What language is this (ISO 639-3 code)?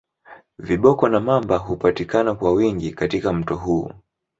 swa